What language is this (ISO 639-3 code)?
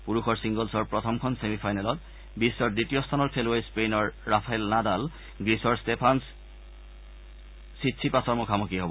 asm